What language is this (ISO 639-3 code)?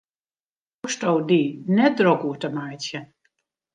fry